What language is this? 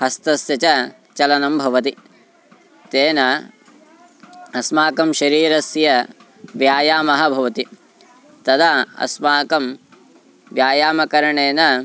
Sanskrit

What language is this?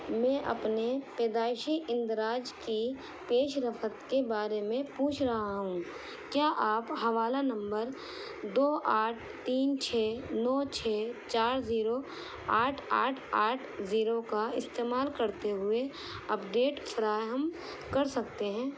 Urdu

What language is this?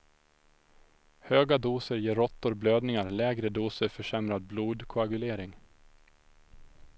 Swedish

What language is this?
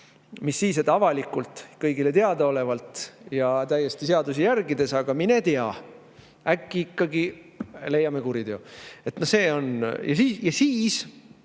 Estonian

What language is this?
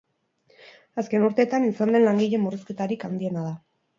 Basque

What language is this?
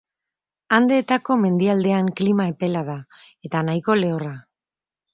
Basque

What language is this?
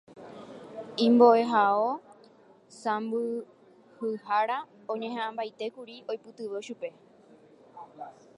Guarani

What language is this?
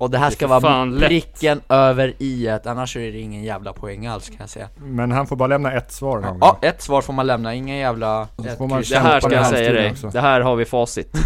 Swedish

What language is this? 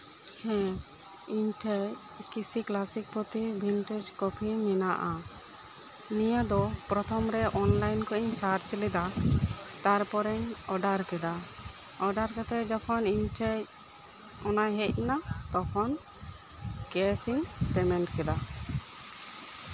Santali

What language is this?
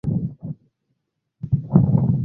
Swahili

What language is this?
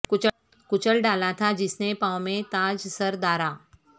Urdu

